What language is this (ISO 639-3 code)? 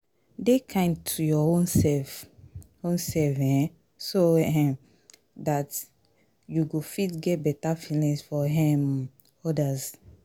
pcm